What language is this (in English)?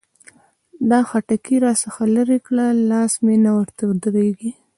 Pashto